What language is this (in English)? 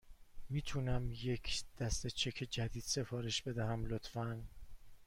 Persian